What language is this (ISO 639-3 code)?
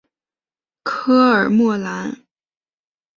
zho